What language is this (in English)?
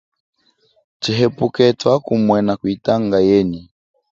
Chokwe